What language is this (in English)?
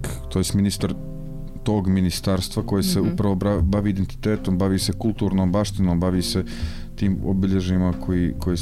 Croatian